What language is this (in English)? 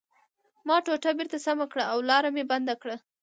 Pashto